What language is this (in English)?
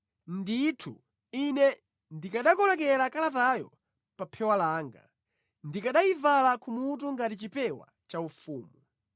Nyanja